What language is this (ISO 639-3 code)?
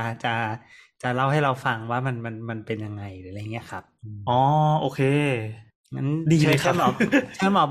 tha